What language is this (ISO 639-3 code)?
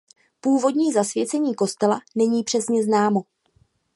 ces